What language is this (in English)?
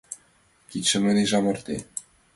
Mari